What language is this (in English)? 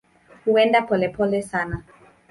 Swahili